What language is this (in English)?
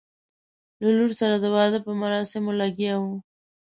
Pashto